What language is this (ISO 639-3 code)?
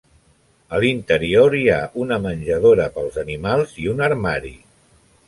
cat